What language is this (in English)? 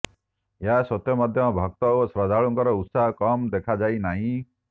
Odia